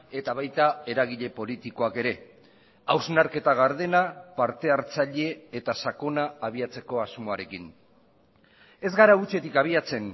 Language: Basque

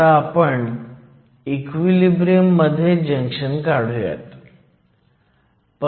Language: Marathi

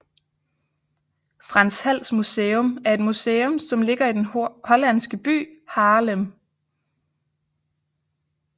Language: Danish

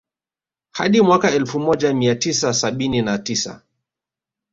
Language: Swahili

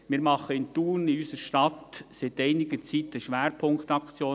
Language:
Swiss German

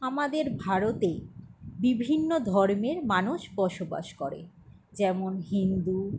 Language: Bangla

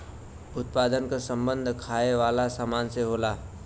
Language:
Bhojpuri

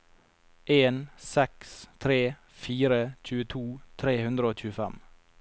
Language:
Norwegian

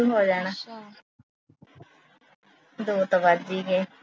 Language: Punjabi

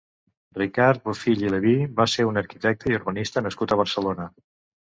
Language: Catalan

